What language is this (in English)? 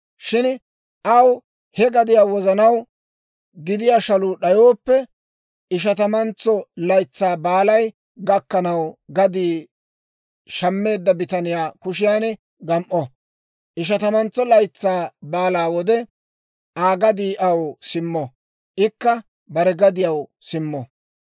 Dawro